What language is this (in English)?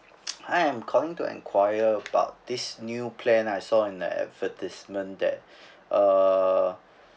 English